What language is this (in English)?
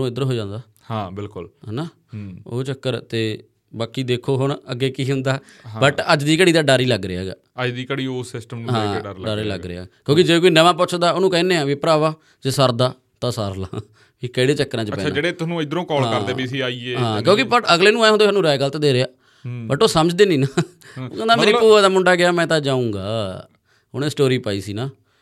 Punjabi